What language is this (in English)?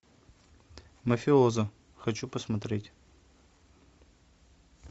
Russian